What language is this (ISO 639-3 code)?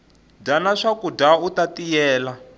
tso